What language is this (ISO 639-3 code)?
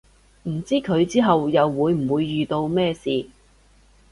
yue